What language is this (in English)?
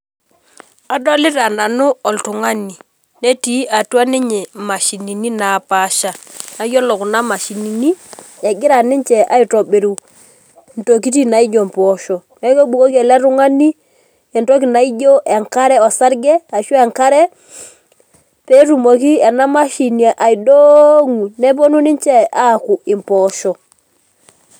Masai